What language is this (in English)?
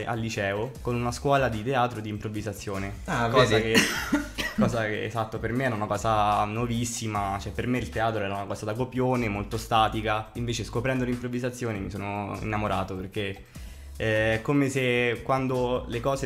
Italian